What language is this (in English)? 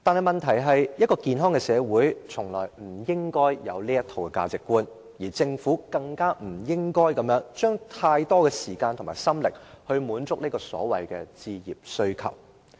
Cantonese